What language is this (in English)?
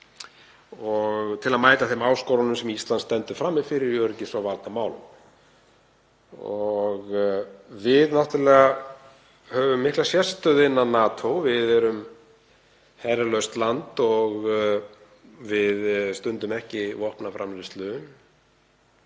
Icelandic